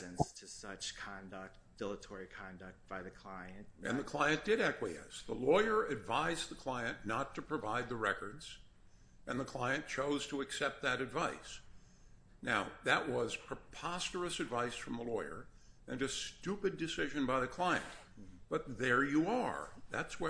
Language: English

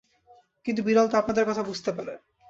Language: Bangla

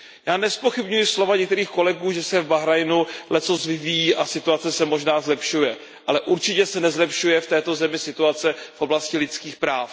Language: Czech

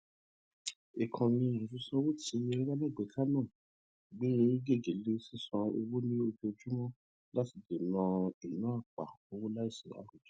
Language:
Yoruba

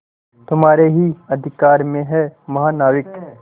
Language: Hindi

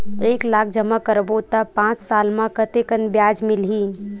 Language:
Chhattisgarhi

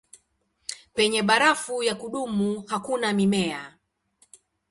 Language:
Swahili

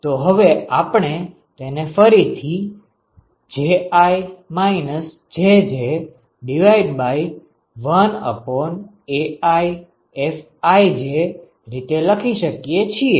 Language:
Gujarati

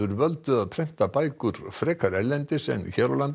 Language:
Icelandic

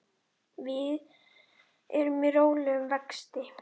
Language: Icelandic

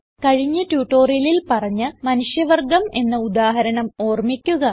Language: Malayalam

